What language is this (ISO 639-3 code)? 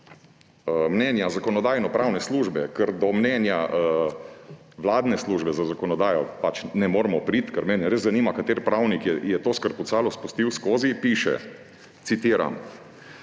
slv